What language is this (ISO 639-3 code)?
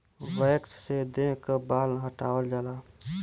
bho